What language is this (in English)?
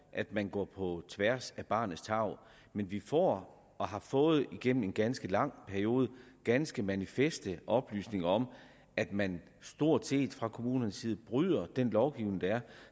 Danish